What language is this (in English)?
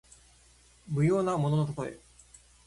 Japanese